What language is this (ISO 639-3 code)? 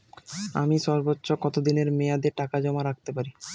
ben